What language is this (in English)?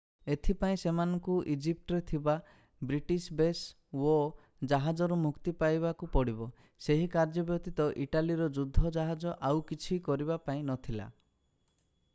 Odia